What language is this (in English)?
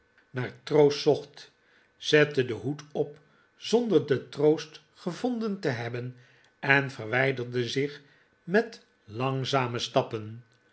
Dutch